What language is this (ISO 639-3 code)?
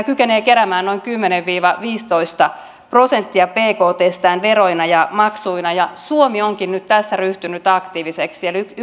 fin